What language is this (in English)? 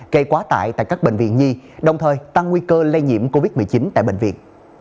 Vietnamese